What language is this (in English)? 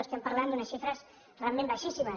Catalan